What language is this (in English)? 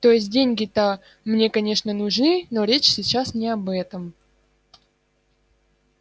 Russian